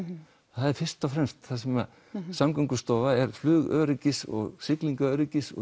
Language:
Icelandic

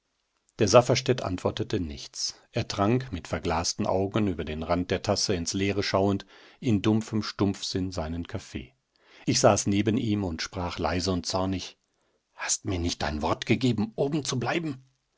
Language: German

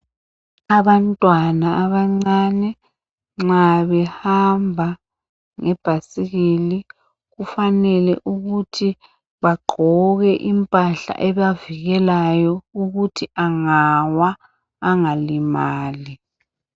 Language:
North Ndebele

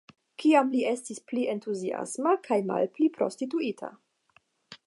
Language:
Esperanto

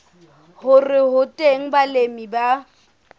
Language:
Southern Sotho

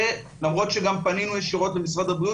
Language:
Hebrew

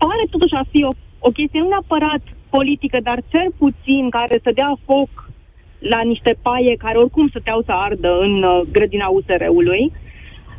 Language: Romanian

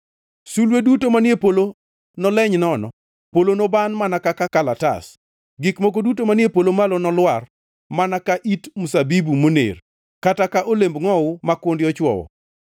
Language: Luo (Kenya and Tanzania)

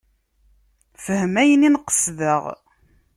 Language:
Kabyle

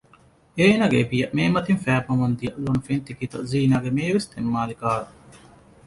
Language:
Divehi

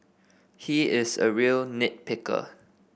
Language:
English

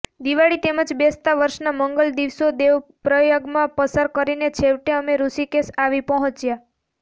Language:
Gujarati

